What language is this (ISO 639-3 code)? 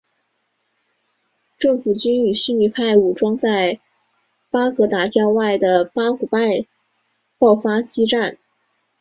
zho